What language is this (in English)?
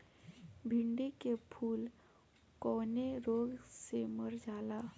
Bhojpuri